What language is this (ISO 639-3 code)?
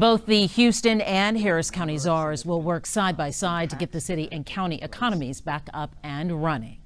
eng